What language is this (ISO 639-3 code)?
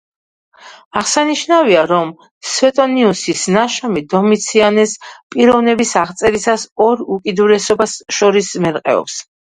kat